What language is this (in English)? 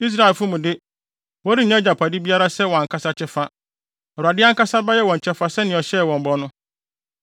Akan